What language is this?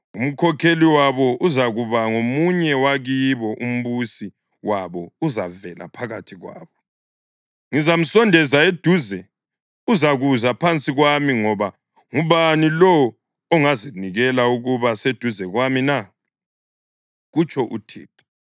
North Ndebele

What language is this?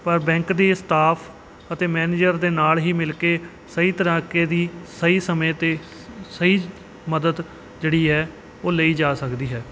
Punjabi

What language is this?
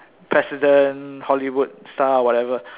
English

